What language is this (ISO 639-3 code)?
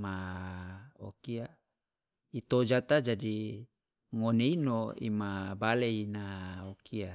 loa